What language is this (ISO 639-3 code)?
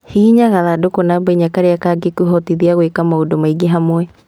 kik